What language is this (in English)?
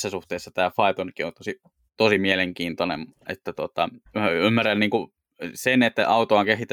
Finnish